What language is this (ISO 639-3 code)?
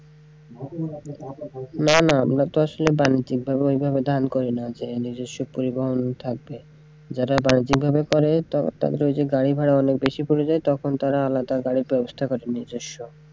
ben